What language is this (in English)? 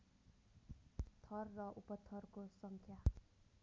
Nepali